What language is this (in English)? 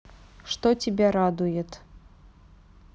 Russian